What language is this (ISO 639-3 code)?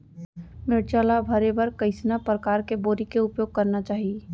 hne